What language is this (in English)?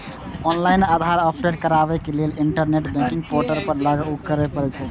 Maithili